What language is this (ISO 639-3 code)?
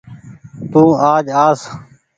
gig